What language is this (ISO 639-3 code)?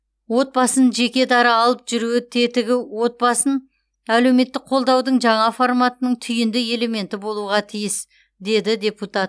kaz